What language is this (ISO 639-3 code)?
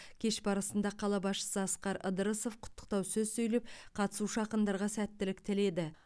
kaz